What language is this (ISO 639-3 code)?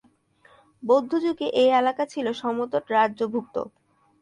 ben